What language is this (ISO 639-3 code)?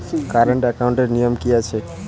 ben